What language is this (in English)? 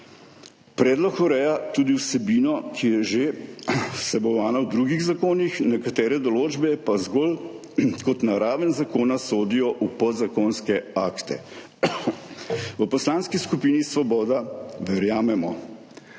Slovenian